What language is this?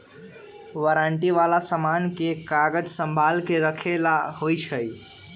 Magahi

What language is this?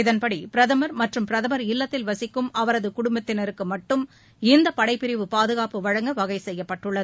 Tamil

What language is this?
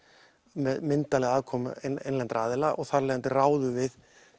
Icelandic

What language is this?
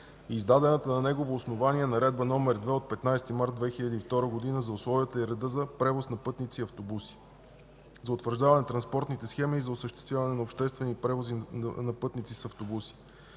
Bulgarian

